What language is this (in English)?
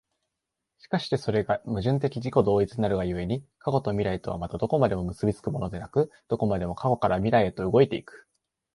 Japanese